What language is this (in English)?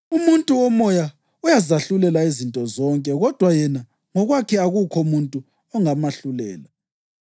North Ndebele